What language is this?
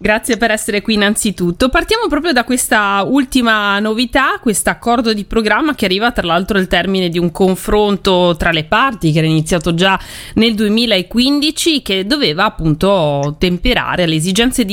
Italian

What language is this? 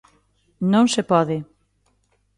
Galician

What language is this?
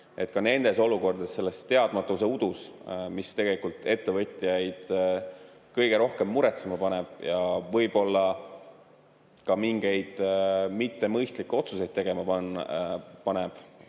Estonian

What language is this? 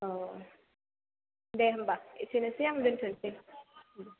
Bodo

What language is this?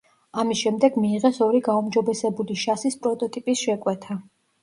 Georgian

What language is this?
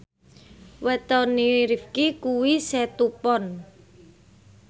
Javanese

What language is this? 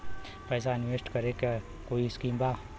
Bhojpuri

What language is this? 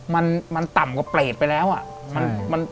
Thai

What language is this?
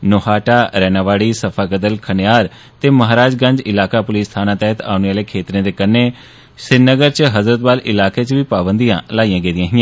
Dogri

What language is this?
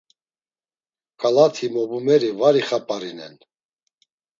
Laz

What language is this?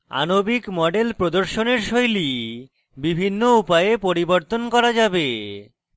Bangla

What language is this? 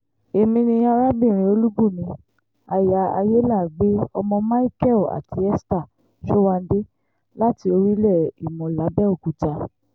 Yoruba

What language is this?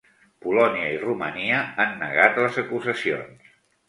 Catalan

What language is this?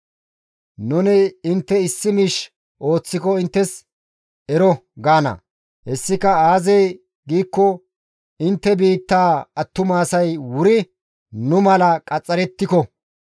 Gamo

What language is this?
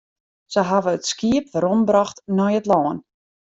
Western Frisian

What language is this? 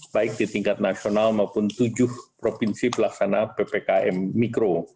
Indonesian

